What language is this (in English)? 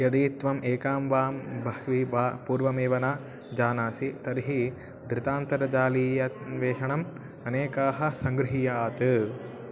Sanskrit